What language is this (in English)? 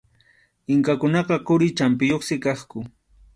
Arequipa-La Unión Quechua